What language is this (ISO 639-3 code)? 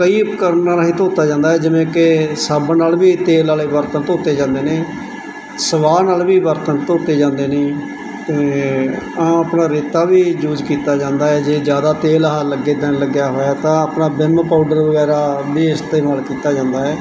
pan